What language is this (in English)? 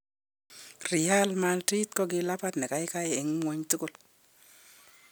Kalenjin